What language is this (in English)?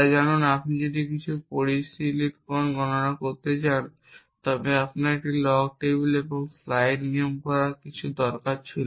Bangla